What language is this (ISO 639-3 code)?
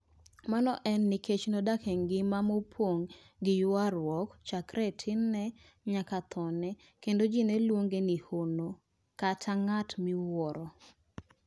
luo